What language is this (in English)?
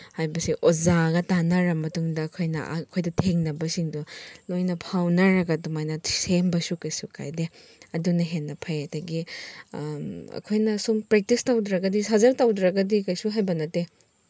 Manipuri